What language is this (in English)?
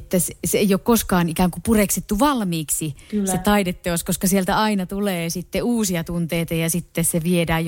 Finnish